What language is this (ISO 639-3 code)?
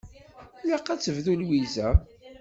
kab